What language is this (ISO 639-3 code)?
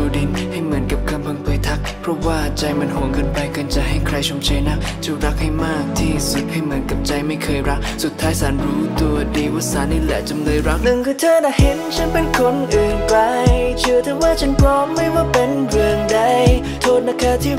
tha